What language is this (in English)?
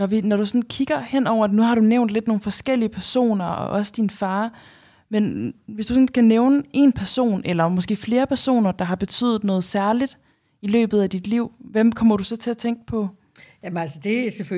Danish